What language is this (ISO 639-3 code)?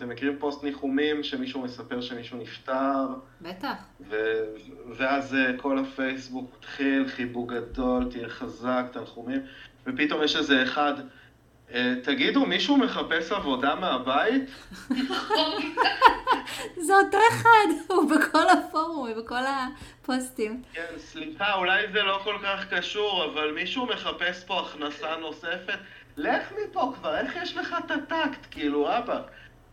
heb